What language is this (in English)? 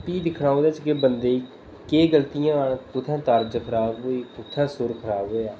Dogri